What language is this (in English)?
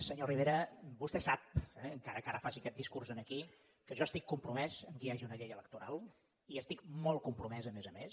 Catalan